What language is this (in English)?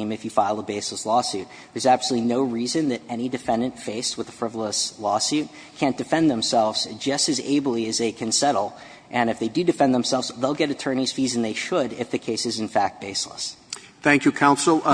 English